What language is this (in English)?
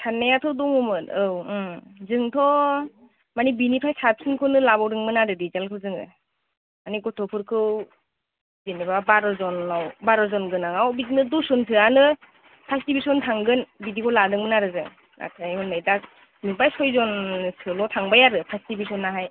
Bodo